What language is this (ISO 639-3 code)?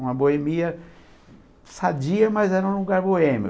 por